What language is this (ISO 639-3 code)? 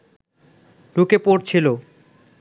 ben